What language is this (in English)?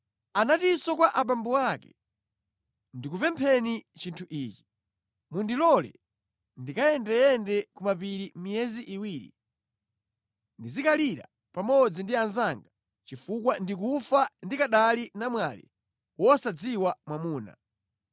Nyanja